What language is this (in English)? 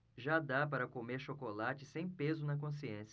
Portuguese